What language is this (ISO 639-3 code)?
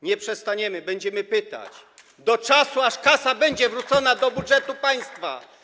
pol